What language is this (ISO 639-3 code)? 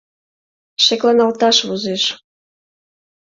chm